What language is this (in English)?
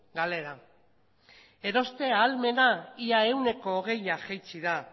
Basque